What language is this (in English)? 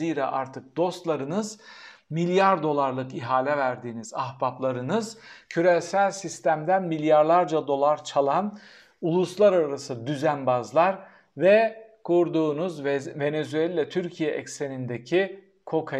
Turkish